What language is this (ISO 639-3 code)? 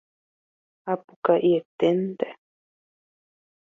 grn